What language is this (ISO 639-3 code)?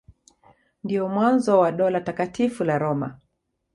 swa